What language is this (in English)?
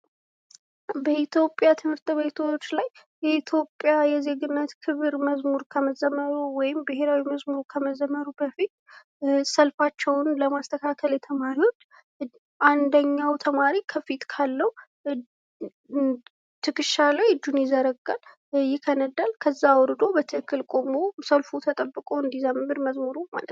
Amharic